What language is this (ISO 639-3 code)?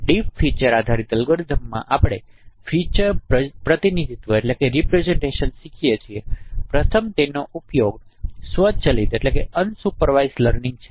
guj